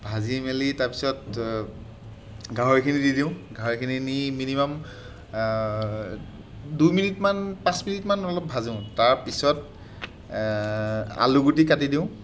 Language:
Assamese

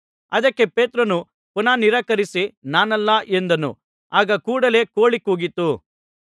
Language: Kannada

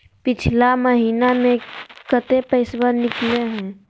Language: Magahi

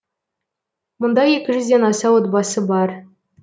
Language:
Kazakh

